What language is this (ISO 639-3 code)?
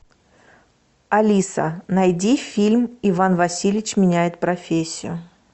rus